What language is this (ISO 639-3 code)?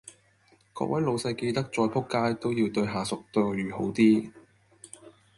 yue